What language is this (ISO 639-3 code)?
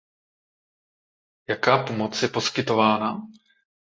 ces